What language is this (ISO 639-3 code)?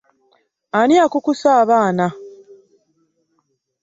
lug